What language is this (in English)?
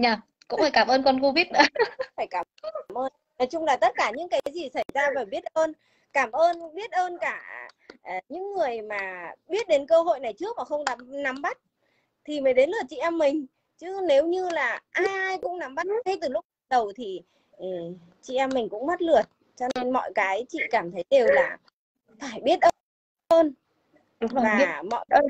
Vietnamese